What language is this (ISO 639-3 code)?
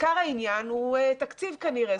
heb